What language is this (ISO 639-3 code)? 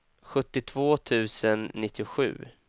swe